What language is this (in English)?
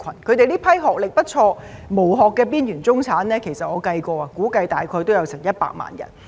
Cantonese